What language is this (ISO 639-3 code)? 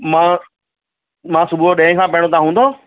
snd